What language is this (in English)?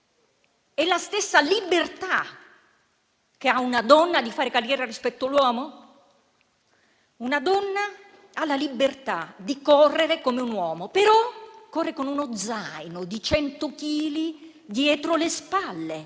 Italian